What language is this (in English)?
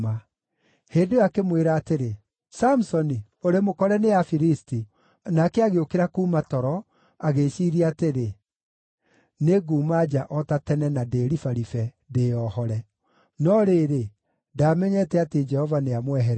Kikuyu